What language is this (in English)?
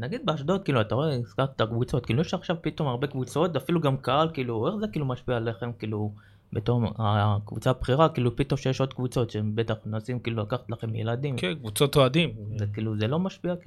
Hebrew